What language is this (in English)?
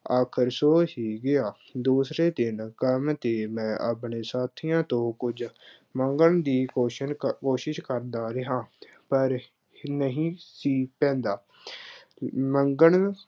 Punjabi